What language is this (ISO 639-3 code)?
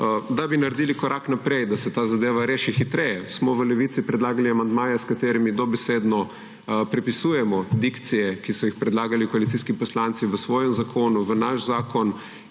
slv